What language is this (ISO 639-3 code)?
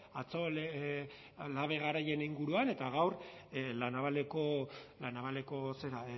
eus